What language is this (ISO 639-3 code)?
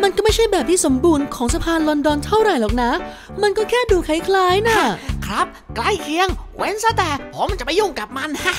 tha